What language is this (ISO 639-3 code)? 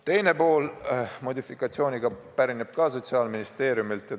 est